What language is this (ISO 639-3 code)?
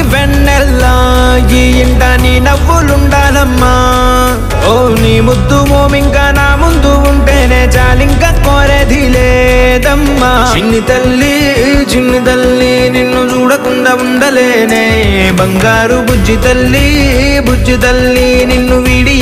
tel